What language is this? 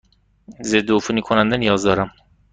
Persian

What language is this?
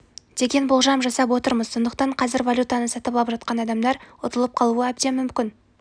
Kazakh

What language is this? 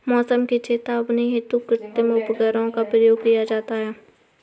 Hindi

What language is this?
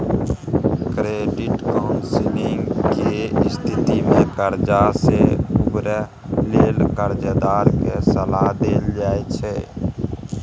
Maithili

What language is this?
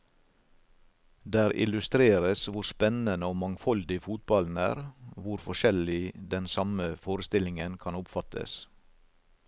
Norwegian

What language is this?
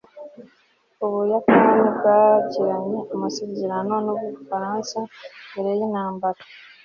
Kinyarwanda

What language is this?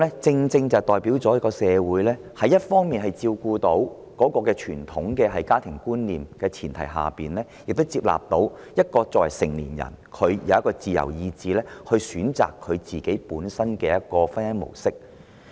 Cantonese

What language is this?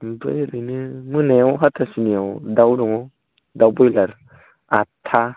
Bodo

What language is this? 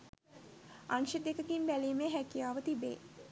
Sinhala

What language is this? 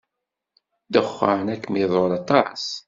Kabyle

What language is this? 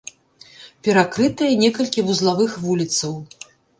Belarusian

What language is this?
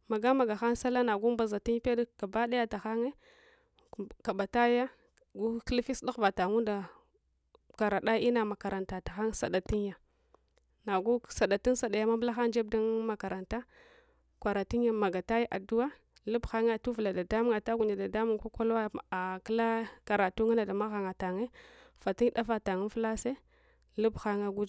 Hwana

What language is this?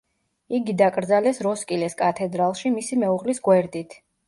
Georgian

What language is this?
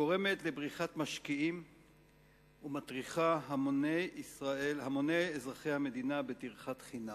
Hebrew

